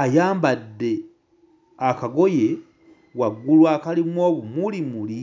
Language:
Ganda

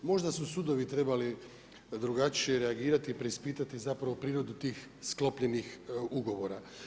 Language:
Croatian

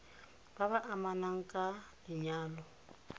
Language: Tswana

